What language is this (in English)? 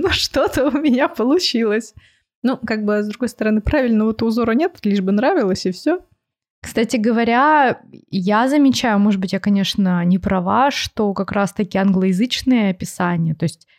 Russian